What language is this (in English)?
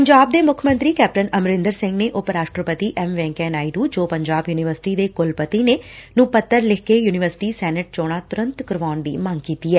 Punjabi